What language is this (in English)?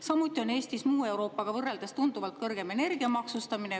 Estonian